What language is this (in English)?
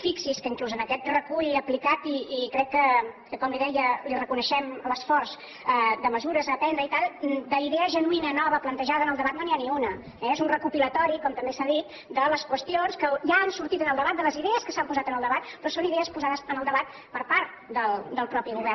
Catalan